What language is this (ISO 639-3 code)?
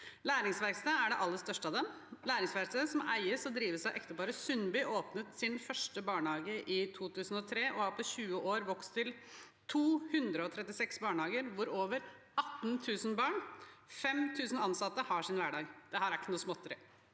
nor